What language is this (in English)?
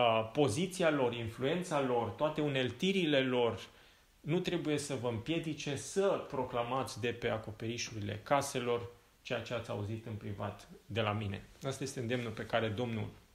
Romanian